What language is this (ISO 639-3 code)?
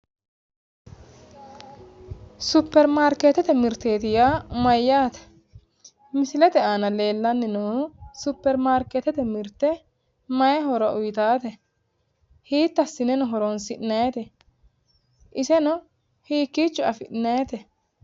sid